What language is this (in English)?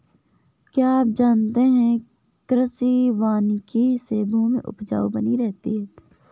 Hindi